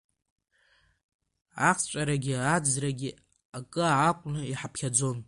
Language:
Abkhazian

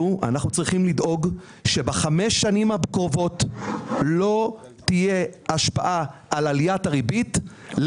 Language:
Hebrew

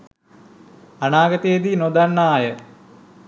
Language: Sinhala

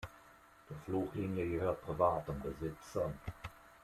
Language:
German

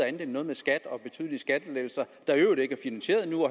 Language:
Danish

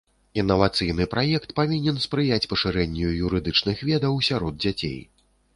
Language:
Belarusian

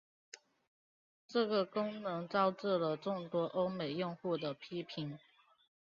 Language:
Chinese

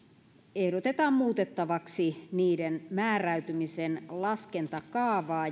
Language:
Finnish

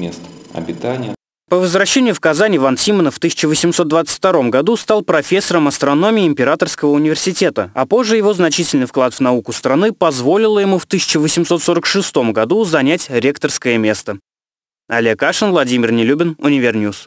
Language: Russian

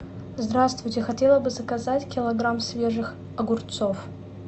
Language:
Russian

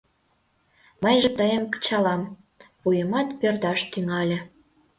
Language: Mari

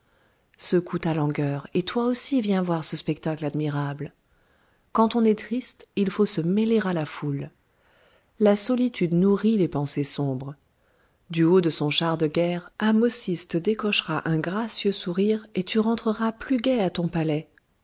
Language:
French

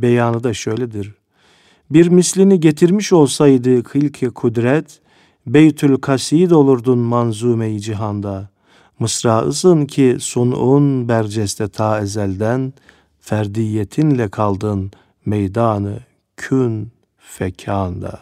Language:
Turkish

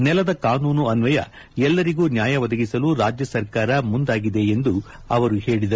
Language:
Kannada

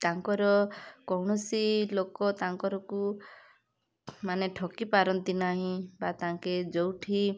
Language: Odia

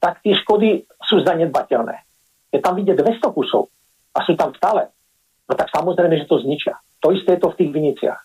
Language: Slovak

